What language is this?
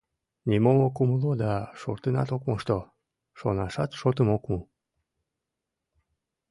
Mari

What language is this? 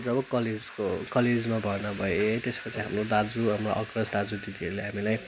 Nepali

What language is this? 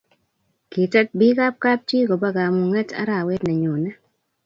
Kalenjin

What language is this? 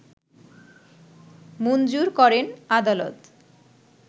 Bangla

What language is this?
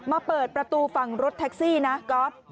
Thai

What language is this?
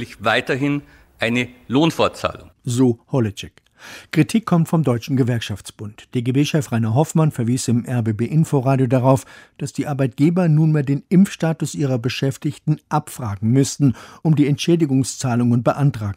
German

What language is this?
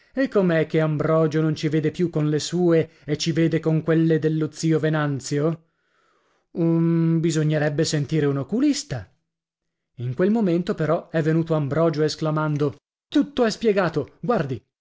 Italian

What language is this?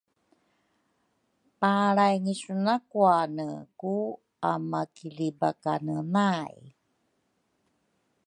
Rukai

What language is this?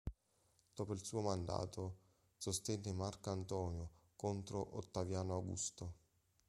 Italian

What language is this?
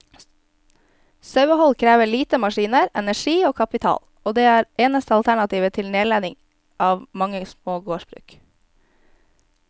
Norwegian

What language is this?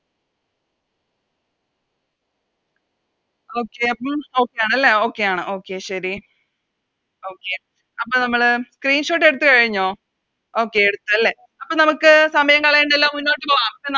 Malayalam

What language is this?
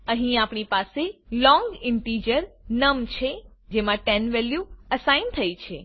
Gujarati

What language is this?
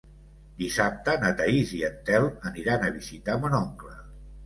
Catalan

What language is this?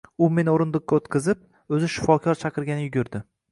Uzbek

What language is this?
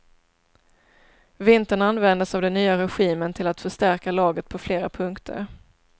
Swedish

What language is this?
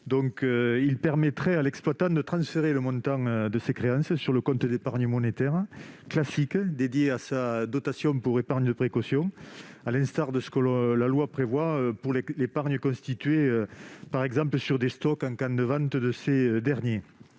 French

